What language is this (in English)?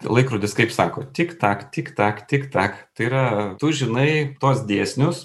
Lithuanian